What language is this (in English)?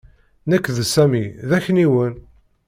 Kabyle